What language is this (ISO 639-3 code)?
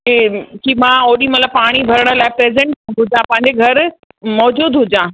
snd